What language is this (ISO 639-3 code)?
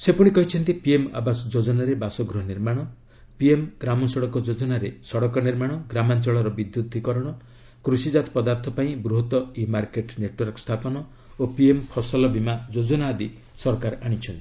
ori